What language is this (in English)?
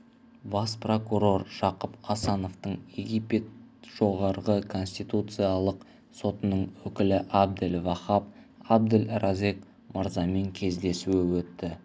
Kazakh